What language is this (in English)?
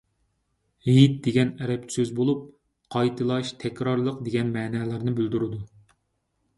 Uyghur